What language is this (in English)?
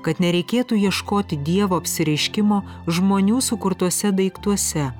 Lithuanian